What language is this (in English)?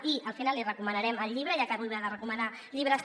Catalan